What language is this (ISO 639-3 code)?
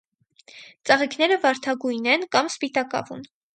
hye